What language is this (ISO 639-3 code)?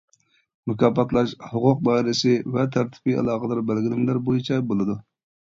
uig